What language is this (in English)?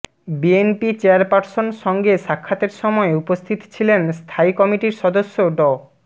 Bangla